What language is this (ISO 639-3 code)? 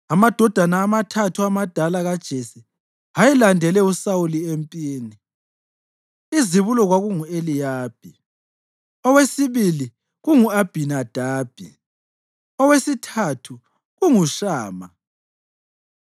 nde